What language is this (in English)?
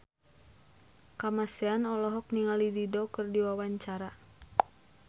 Sundanese